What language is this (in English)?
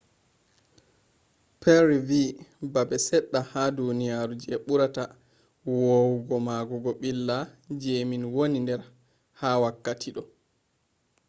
Fula